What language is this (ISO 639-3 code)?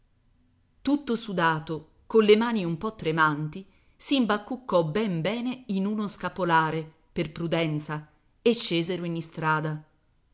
ita